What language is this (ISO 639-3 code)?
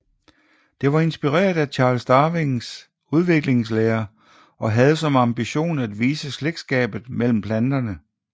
dan